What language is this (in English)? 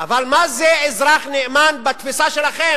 Hebrew